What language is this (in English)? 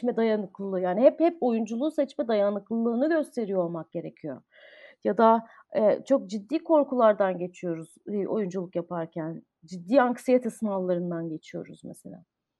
Turkish